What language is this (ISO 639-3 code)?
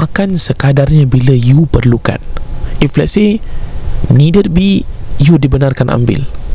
msa